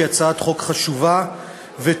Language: Hebrew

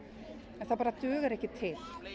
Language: Icelandic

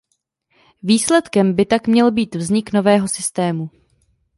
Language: Czech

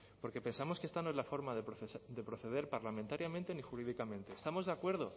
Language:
Spanish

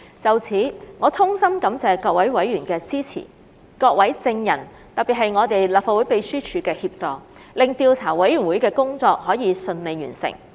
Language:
Cantonese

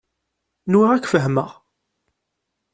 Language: Kabyle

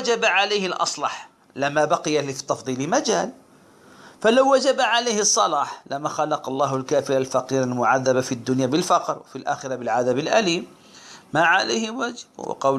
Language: Arabic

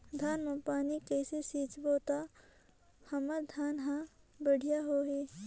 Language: Chhattisgarhi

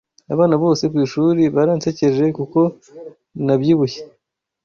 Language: Kinyarwanda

